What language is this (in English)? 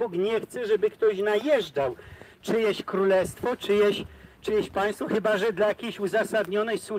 Polish